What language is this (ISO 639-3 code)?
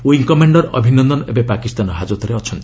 ori